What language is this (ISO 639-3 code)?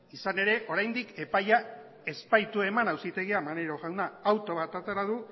eus